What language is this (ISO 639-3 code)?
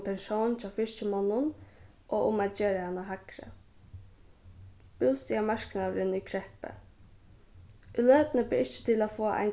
fao